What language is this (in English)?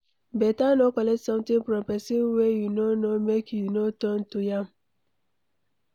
Nigerian Pidgin